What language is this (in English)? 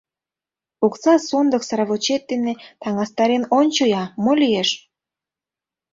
Mari